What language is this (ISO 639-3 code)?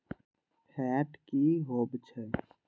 mag